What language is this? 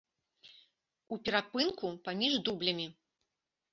Belarusian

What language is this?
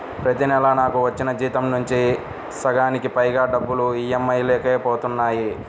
Telugu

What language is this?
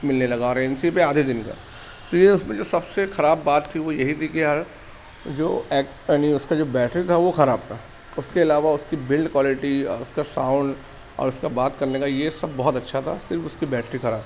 Urdu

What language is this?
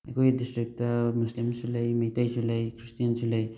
Manipuri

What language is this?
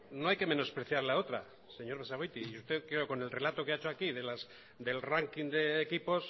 Spanish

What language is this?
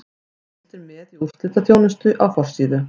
Icelandic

